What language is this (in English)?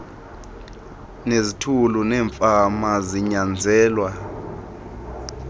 Xhosa